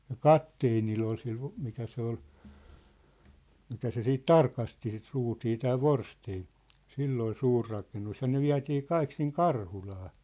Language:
Finnish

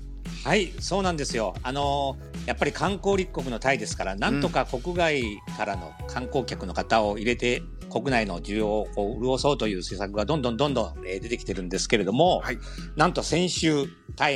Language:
Japanese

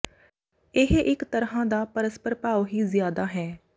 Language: Punjabi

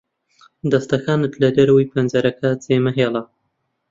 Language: Central Kurdish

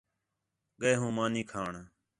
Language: Khetrani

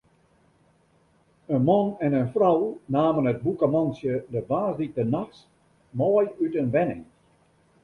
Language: Western Frisian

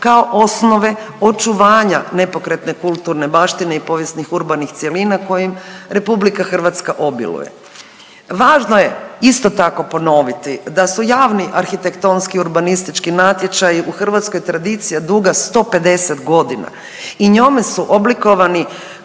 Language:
Croatian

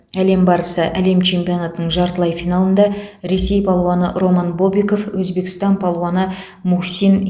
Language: Kazakh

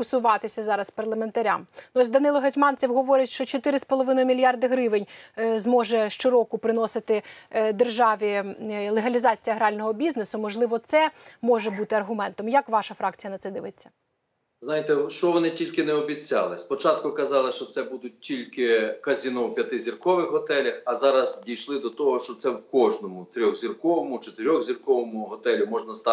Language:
Ukrainian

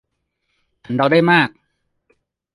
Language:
Thai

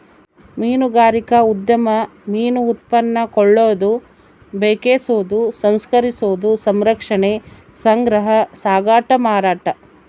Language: Kannada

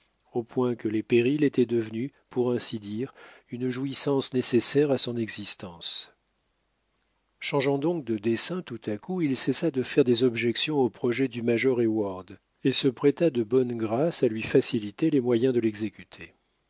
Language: French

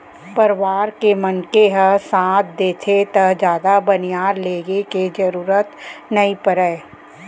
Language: Chhattisgarhi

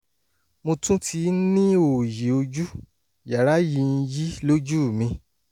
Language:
Yoruba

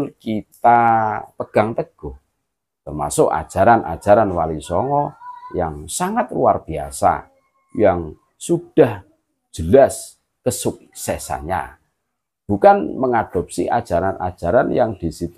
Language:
Indonesian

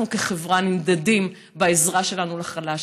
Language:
Hebrew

